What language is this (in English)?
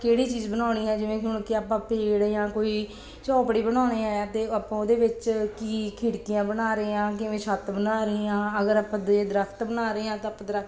Punjabi